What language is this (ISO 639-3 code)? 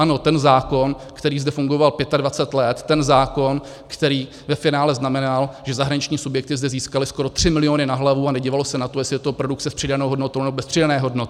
ces